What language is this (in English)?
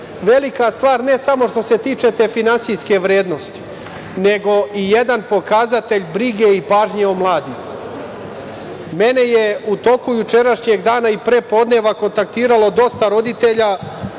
Serbian